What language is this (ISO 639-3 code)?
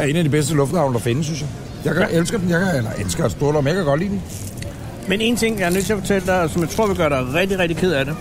dan